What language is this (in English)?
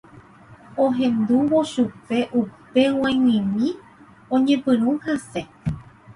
Guarani